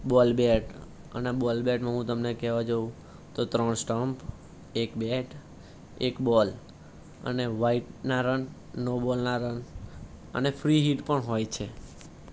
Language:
Gujarati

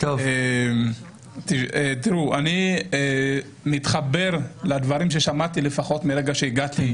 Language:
Hebrew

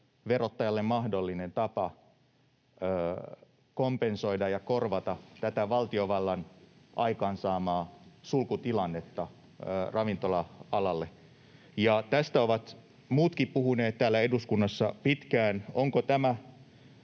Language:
Finnish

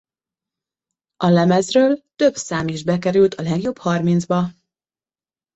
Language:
Hungarian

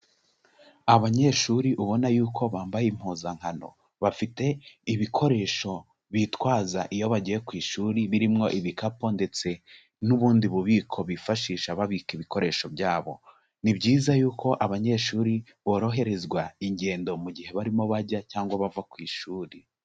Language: Kinyarwanda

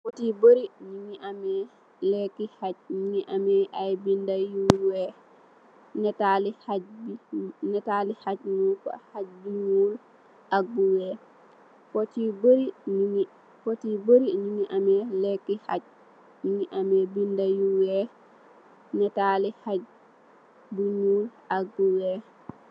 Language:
Wolof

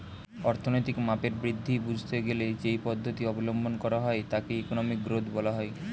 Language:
Bangla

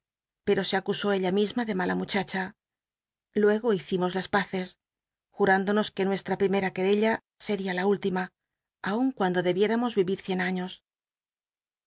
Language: Spanish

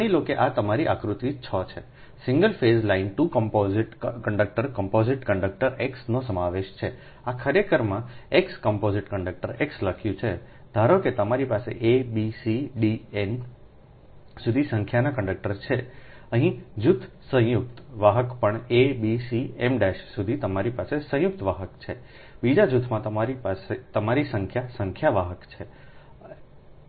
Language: Gujarati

